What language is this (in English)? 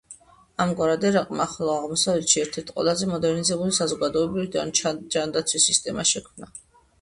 Georgian